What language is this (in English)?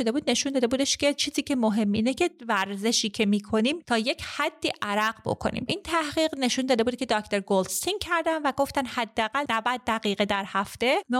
Persian